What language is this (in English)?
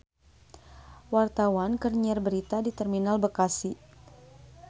Sundanese